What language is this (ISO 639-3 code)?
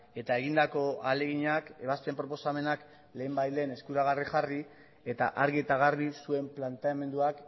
eus